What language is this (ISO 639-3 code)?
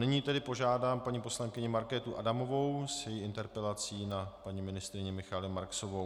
ces